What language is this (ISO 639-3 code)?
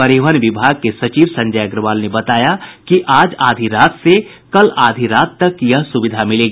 hin